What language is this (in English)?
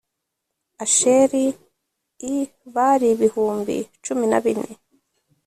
Kinyarwanda